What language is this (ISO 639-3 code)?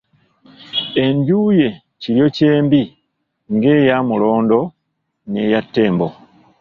lug